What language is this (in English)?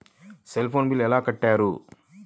Telugu